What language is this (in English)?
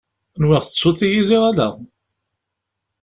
Kabyle